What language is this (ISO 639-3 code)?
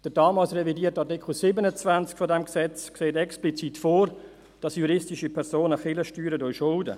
gsw